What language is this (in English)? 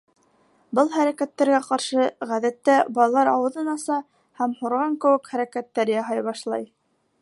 Bashkir